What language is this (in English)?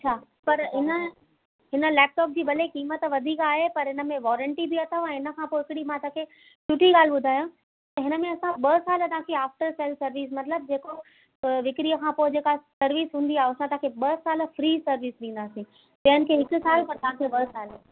Sindhi